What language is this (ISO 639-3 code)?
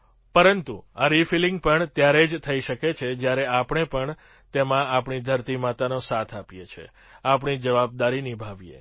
guj